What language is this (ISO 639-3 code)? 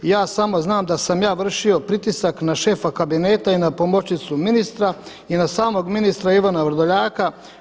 hrv